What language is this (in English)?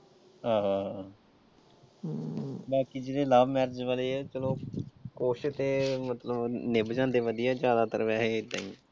Punjabi